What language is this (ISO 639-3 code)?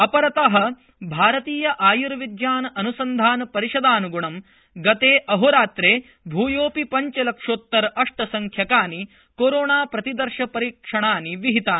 san